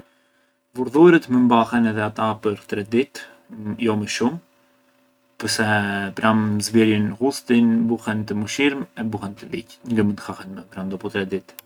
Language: Arbëreshë Albanian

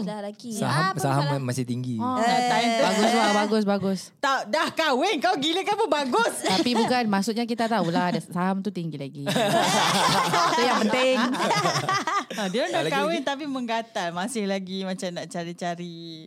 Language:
Malay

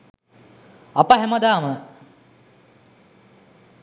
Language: Sinhala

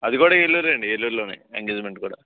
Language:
Telugu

